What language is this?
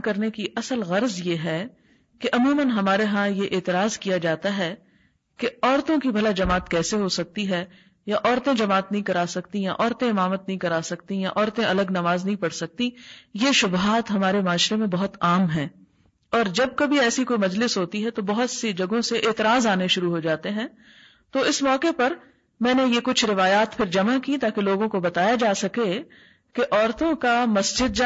Urdu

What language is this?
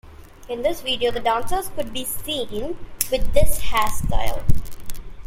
English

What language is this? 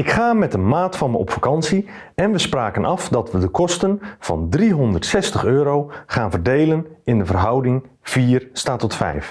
Dutch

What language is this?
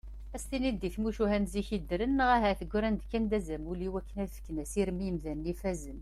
Kabyle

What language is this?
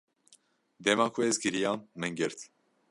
Kurdish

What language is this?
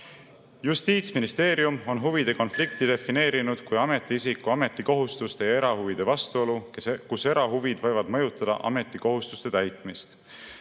Estonian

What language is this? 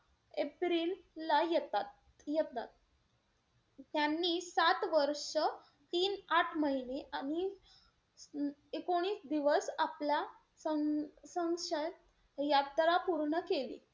Marathi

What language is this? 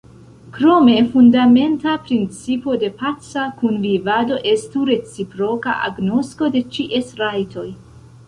Esperanto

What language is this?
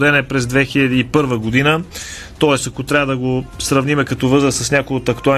Bulgarian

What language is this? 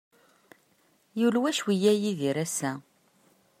Kabyle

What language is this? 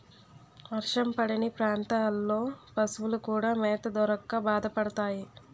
Telugu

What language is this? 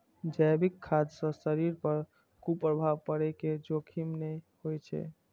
Maithili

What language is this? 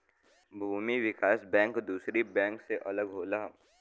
Bhojpuri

